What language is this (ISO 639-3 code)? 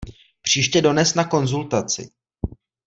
ces